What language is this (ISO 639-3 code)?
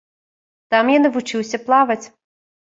bel